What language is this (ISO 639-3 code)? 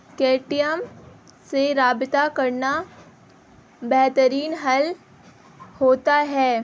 urd